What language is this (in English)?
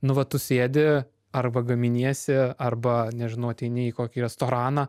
Lithuanian